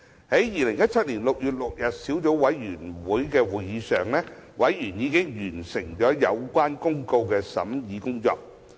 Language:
Cantonese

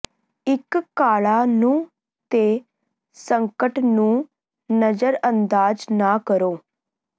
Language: Punjabi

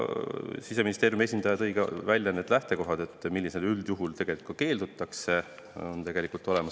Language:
Estonian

